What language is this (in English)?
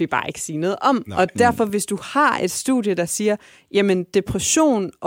Danish